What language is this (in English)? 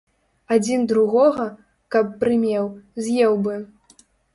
Belarusian